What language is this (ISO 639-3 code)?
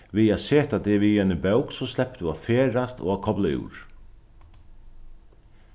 fao